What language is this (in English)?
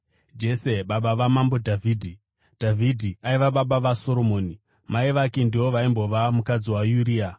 Shona